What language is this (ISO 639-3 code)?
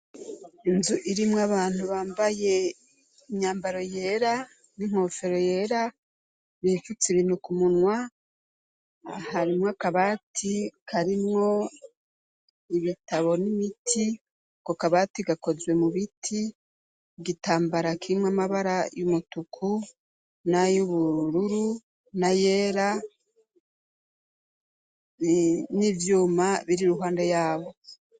run